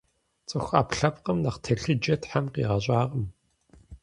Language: Kabardian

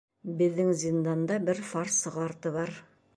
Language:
Bashkir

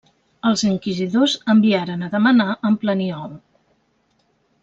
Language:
Catalan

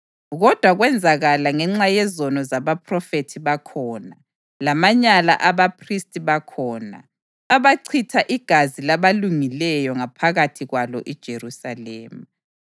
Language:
North Ndebele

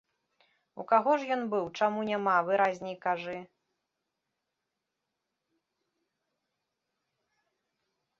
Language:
Belarusian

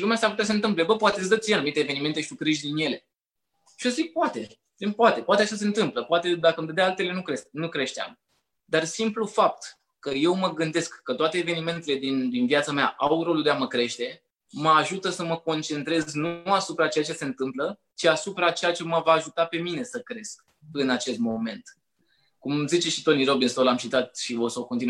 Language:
Romanian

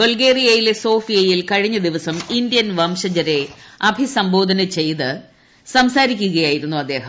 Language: Malayalam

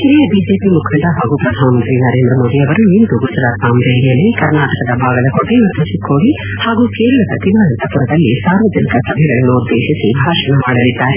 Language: Kannada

